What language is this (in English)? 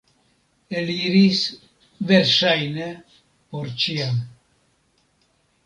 Esperanto